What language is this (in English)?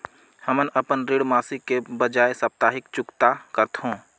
Chhattisgarhi